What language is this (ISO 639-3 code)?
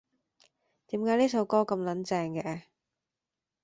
yue